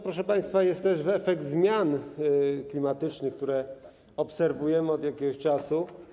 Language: Polish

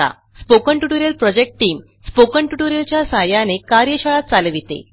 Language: Marathi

